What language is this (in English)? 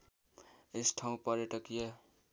Nepali